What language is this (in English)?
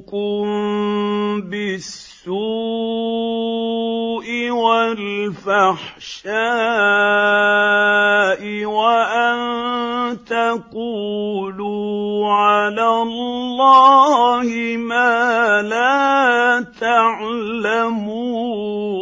Arabic